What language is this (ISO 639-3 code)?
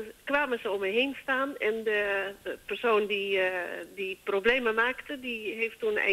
nld